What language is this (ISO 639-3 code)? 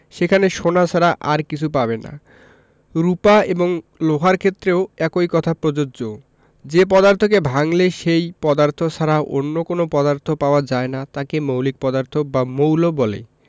ben